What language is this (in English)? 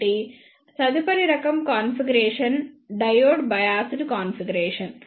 Telugu